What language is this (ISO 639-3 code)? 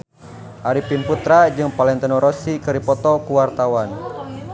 sun